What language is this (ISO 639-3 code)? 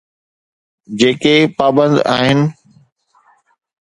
snd